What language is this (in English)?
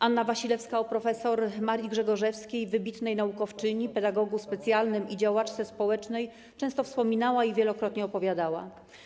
Polish